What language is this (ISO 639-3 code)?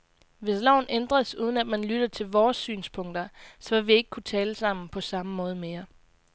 dan